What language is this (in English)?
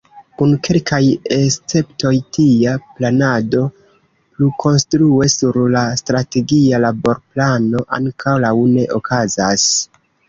Esperanto